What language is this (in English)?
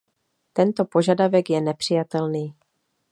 Czech